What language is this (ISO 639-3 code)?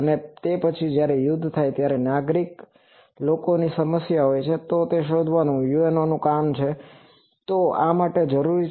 guj